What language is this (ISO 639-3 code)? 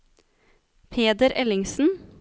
nor